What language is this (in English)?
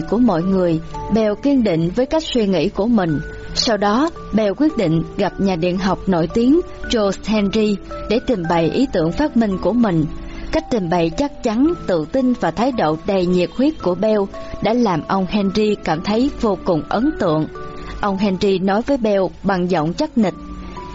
Vietnamese